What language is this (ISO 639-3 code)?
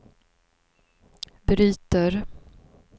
swe